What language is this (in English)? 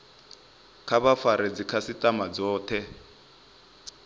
Venda